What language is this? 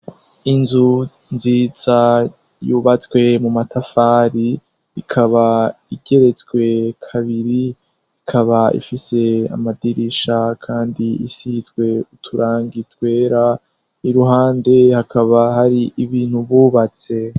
Rundi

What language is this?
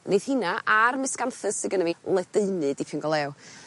Welsh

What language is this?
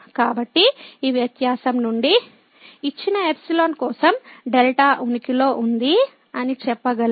Telugu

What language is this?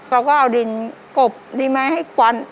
Thai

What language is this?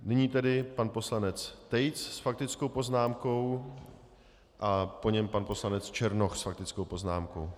Czech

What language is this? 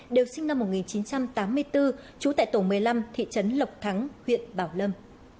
Vietnamese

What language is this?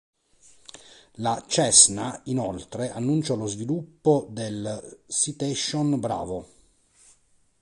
Italian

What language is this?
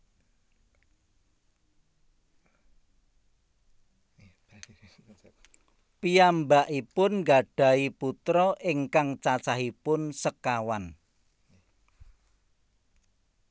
Javanese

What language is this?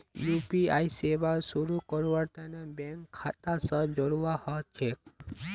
Magahi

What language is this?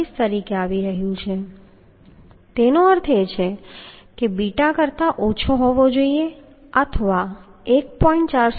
Gujarati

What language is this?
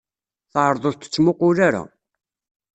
Kabyle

